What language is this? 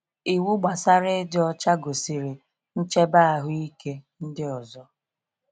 Igbo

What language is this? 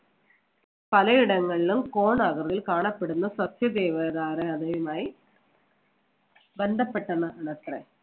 Malayalam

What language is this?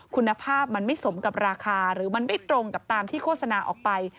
Thai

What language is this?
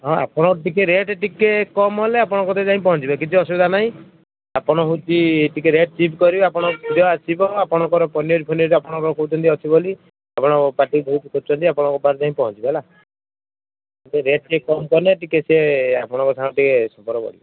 Odia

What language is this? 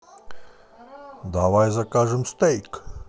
Russian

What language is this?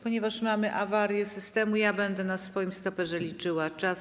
Polish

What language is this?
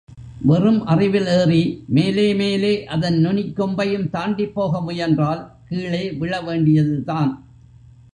Tamil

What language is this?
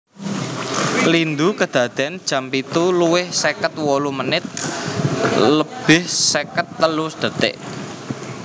Javanese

